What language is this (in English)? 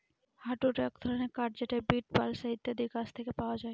Bangla